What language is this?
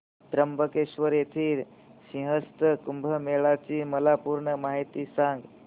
Marathi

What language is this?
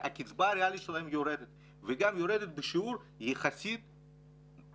Hebrew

